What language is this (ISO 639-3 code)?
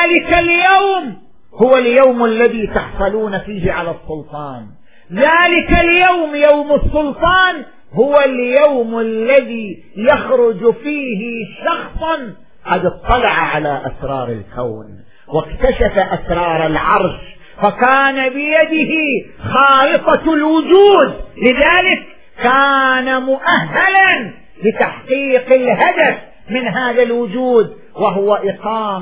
ara